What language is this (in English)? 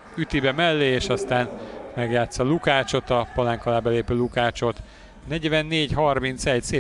Hungarian